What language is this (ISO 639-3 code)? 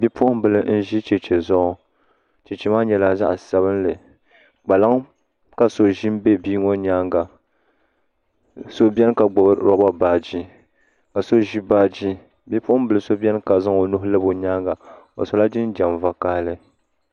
dag